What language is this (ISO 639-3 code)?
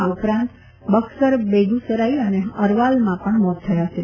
guj